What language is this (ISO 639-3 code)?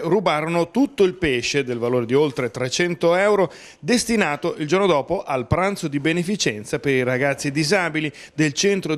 ita